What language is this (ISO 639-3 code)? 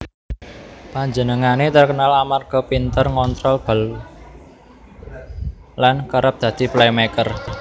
jav